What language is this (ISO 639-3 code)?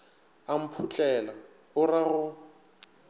nso